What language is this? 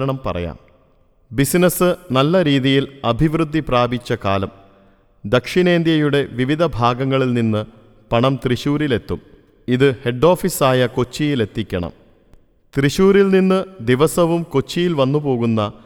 Malayalam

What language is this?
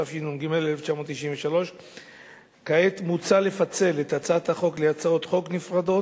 Hebrew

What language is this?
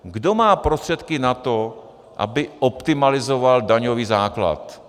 Czech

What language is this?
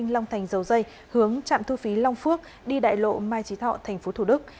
Vietnamese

